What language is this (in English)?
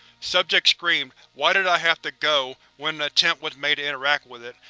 English